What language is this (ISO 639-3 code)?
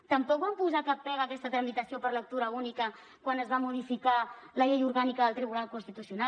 cat